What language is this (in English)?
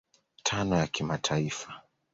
Swahili